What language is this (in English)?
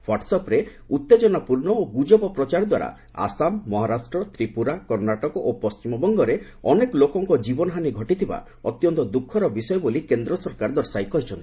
Odia